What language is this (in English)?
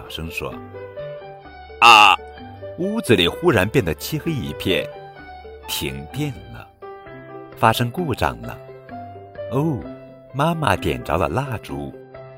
Chinese